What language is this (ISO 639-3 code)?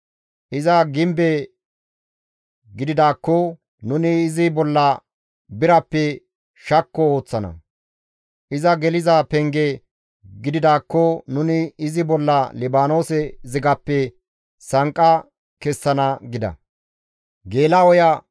gmv